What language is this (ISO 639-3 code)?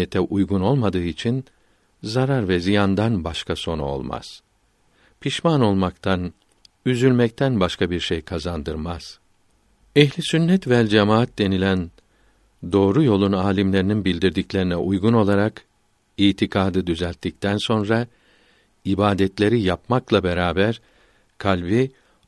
tur